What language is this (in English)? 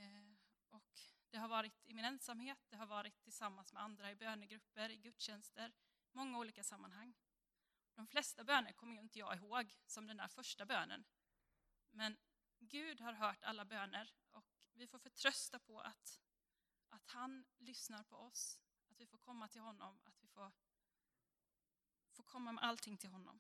Swedish